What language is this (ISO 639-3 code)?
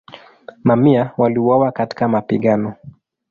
swa